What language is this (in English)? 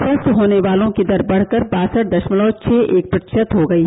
Hindi